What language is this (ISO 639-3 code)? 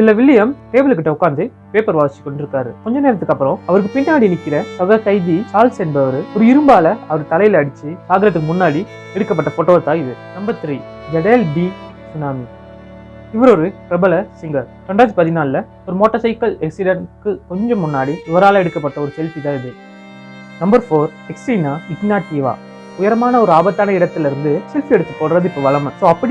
tam